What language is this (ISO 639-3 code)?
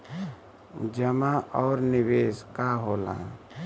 bho